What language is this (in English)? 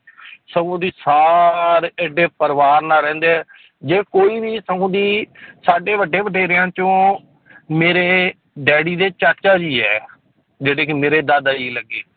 Punjabi